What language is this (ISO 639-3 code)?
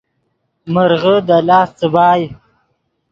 ydg